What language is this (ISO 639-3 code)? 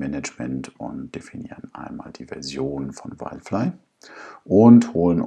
deu